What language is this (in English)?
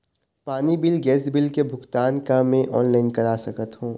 Chhattisgarhi